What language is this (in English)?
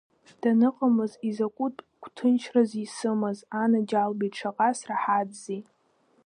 Abkhazian